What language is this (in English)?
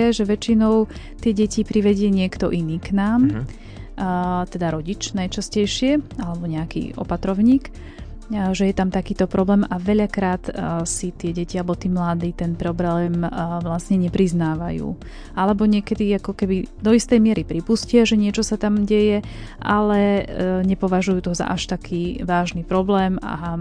Slovak